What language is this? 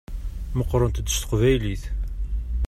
Kabyle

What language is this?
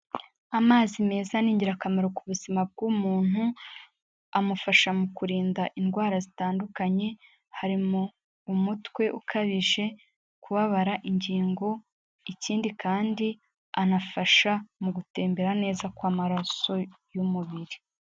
Kinyarwanda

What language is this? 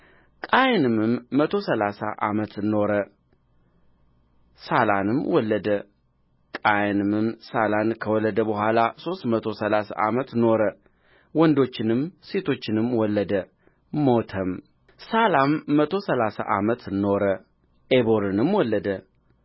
Amharic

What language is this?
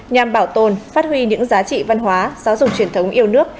Vietnamese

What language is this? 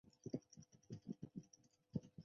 Chinese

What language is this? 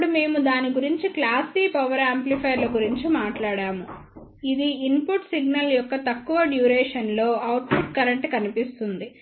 Telugu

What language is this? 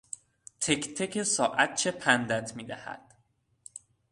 Persian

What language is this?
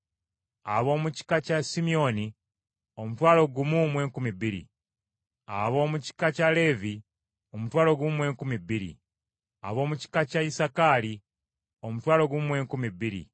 Ganda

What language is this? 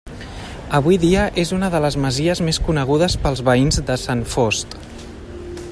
Catalan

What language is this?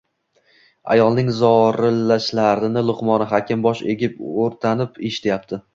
Uzbek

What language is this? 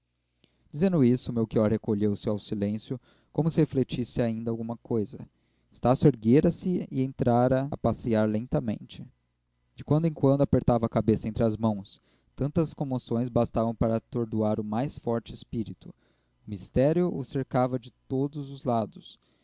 Portuguese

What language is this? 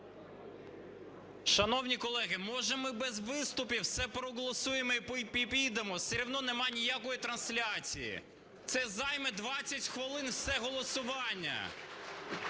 Ukrainian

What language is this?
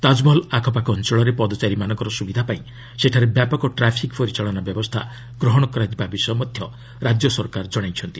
Odia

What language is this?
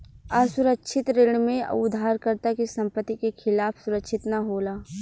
Bhojpuri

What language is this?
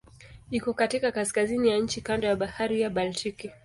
Swahili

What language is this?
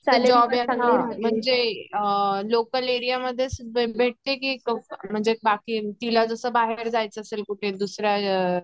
Marathi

